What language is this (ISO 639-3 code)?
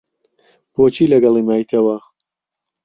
ckb